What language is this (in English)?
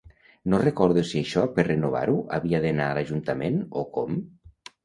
Catalan